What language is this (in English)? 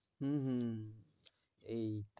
Bangla